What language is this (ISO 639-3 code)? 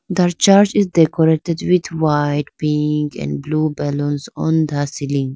eng